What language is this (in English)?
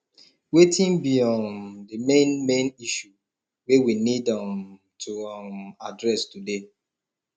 Nigerian Pidgin